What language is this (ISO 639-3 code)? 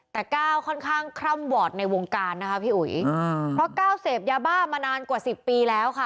tha